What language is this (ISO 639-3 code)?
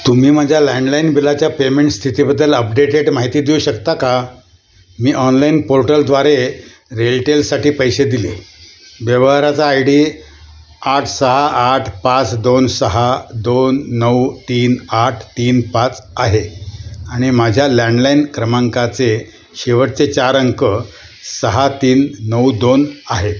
mar